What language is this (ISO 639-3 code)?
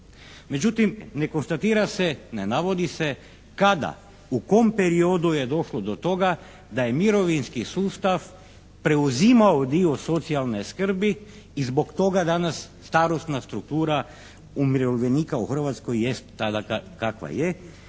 hrv